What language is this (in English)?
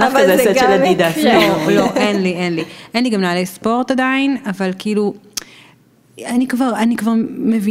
Hebrew